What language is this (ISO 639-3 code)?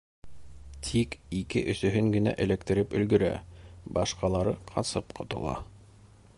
bak